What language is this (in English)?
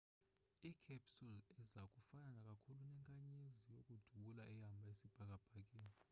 Xhosa